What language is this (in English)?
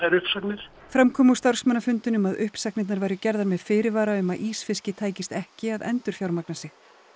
Icelandic